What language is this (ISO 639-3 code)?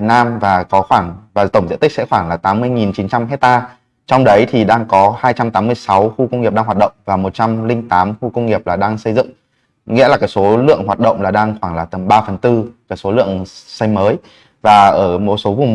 vie